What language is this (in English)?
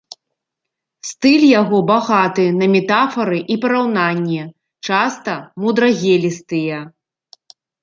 Belarusian